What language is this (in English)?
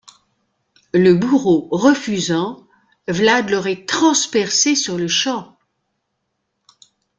French